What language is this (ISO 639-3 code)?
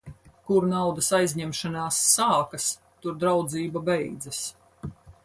lav